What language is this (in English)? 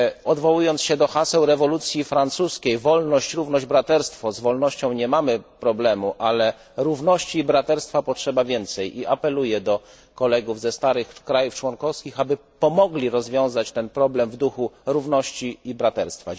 Polish